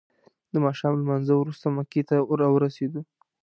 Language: Pashto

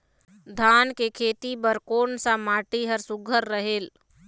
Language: Chhattisgarhi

